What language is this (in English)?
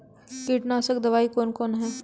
Maithili